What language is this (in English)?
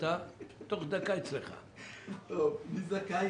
Hebrew